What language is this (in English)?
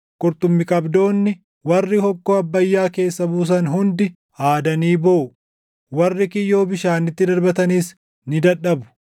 Oromo